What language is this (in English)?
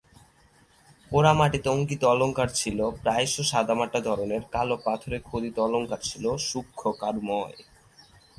Bangla